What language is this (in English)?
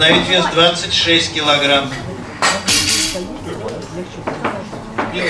Russian